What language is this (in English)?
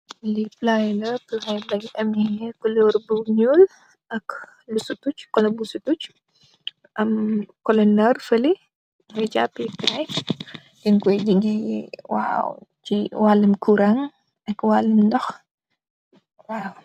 Wolof